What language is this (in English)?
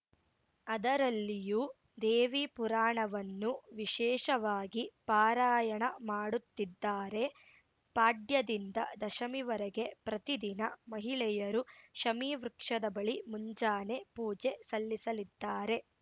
Kannada